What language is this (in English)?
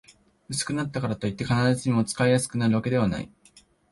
Japanese